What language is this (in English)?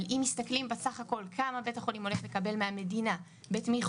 Hebrew